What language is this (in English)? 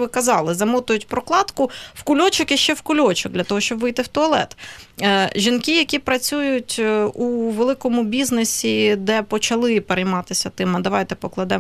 Ukrainian